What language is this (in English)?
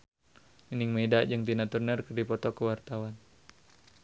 Sundanese